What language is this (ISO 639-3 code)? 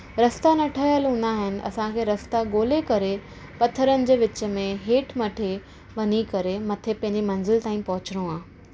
snd